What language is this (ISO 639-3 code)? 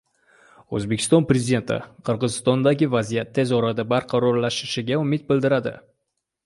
uzb